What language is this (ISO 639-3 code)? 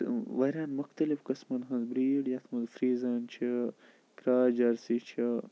kas